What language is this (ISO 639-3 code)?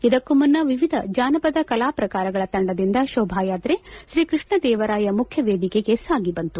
kan